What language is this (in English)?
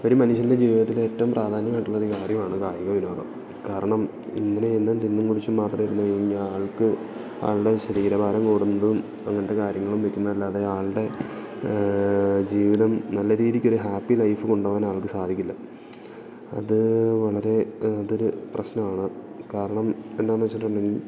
Malayalam